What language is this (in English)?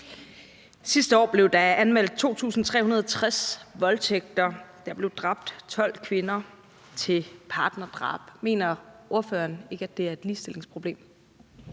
Danish